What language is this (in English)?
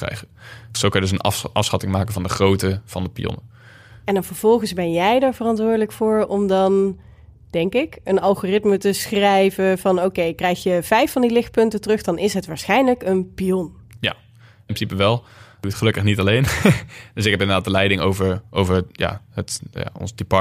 Dutch